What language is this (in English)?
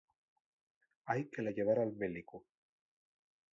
Asturian